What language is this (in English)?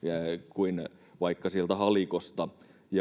Finnish